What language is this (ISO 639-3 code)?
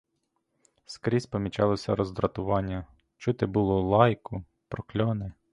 ukr